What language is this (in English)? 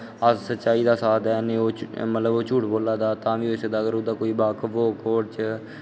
Dogri